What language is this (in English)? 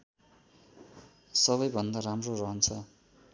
Nepali